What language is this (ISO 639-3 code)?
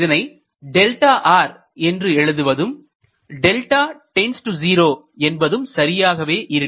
tam